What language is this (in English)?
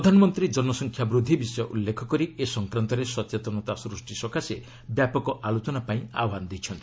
Odia